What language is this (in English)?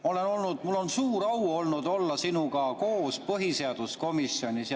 Estonian